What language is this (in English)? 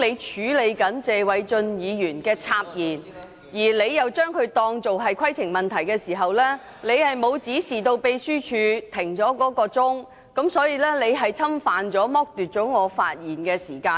Cantonese